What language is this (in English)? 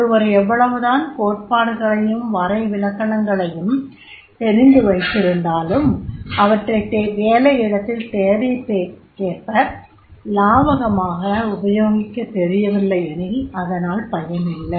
Tamil